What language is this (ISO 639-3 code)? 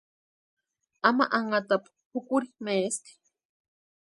pua